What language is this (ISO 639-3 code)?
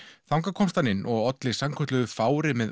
isl